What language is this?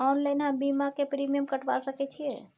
Maithili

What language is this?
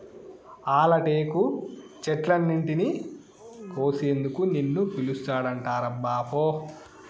Telugu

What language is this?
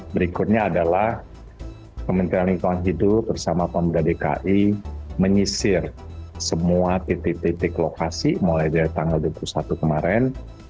Indonesian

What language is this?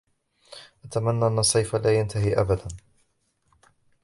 Arabic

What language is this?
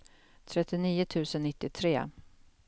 Swedish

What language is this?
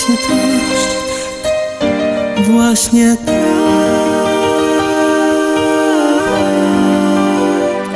Vietnamese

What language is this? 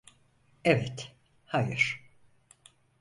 Turkish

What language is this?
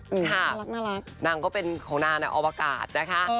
Thai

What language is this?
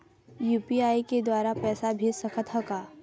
Chhattisgarhi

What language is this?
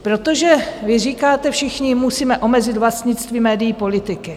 Czech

